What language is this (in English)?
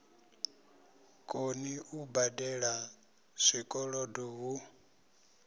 Venda